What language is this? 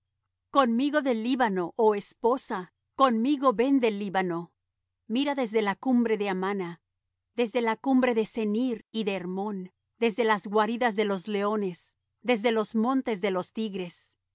Spanish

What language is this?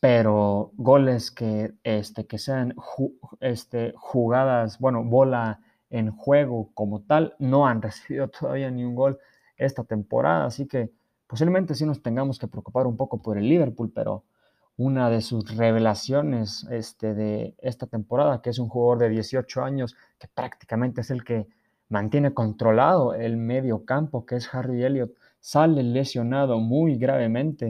Spanish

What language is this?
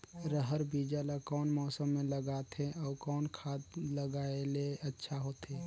Chhattisgarhi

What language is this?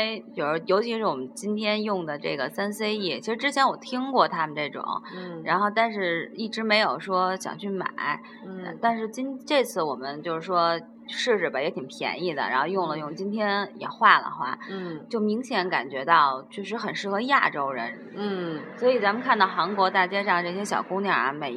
Chinese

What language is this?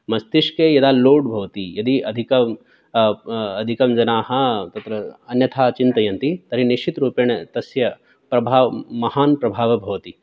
Sanskrit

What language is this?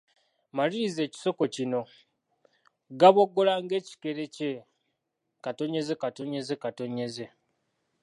Ganda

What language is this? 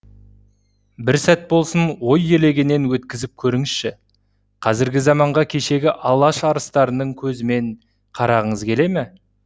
Kazakh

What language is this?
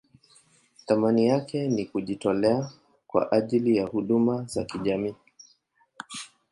Swahili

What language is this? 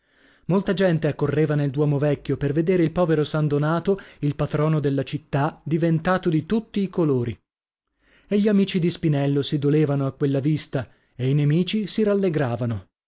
Italian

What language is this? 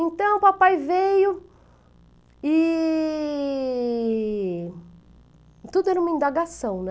Portuguese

